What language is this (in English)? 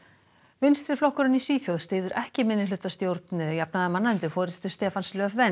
Icelandic